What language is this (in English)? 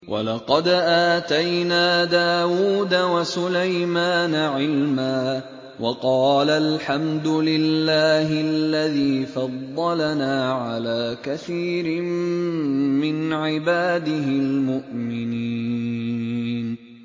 Arabic